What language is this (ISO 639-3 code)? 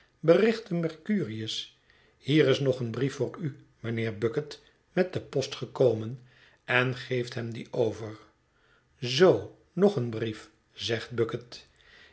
nld